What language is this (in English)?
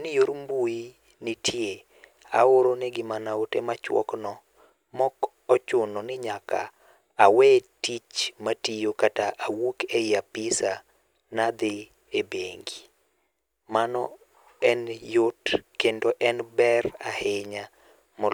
Luo (Kenya and Tanzania)